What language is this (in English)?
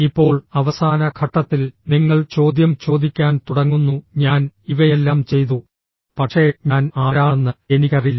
Malayalam